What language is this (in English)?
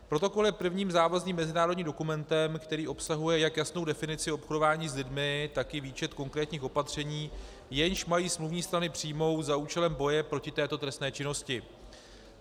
Czech